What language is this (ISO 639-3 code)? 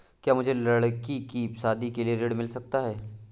hin